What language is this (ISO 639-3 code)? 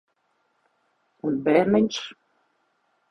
lav